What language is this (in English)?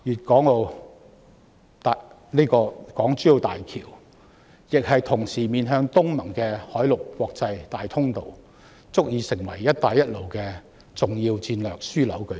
Cantonese